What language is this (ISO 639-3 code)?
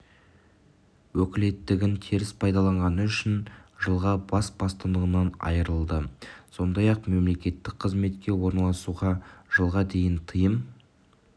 kaz